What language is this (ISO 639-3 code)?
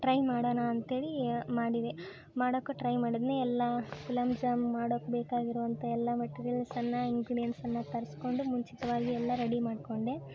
kan